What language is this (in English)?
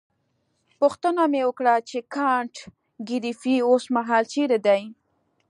Pashto